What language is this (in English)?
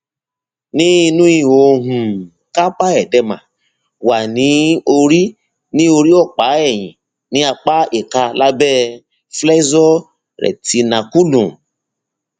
Yoruba